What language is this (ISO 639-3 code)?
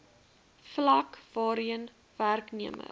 afr